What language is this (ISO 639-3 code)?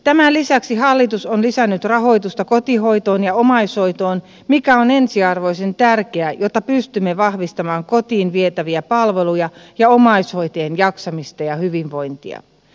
fin